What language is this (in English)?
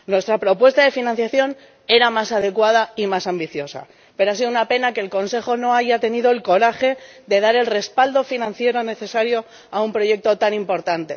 Spanish